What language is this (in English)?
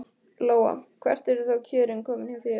Icelandic